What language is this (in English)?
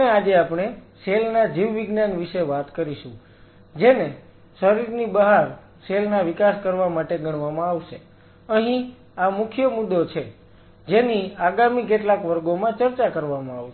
Gujarati